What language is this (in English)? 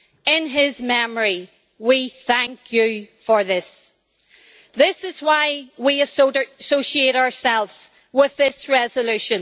English